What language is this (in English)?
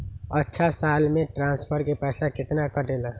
Magahi